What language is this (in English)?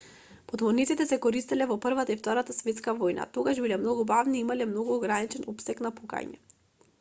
Macedonian